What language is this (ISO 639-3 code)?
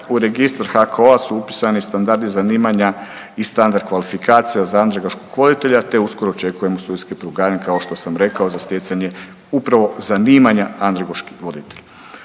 hrv